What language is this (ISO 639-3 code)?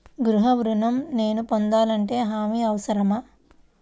tel